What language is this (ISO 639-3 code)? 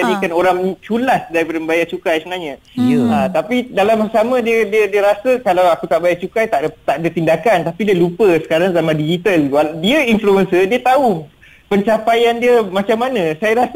msa